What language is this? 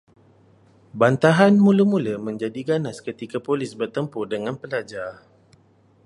Malay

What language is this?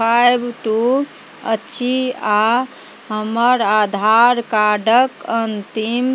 Maithili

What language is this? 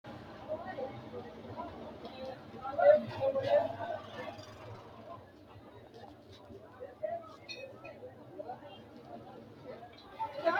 Sidamo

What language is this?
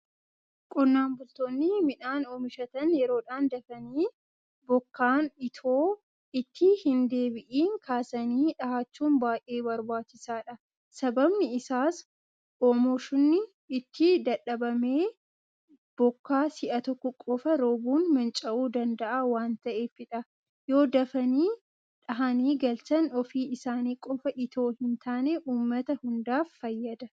Oromo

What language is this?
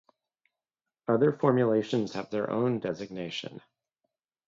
English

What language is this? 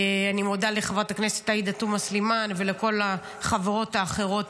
Hebrew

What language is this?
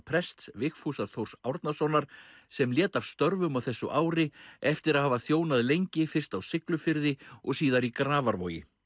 Icelandic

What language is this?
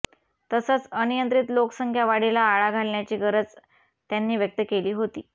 Marathi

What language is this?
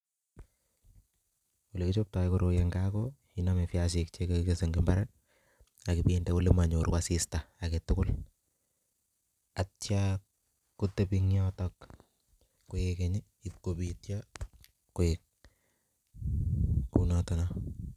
Kalenjin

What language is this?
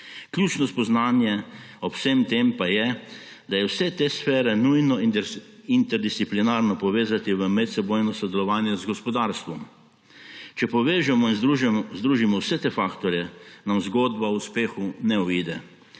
Slovenian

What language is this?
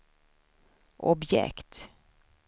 Swedish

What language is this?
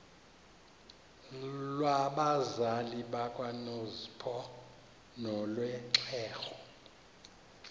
Xhosa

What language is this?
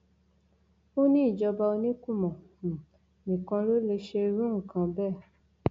Yoruba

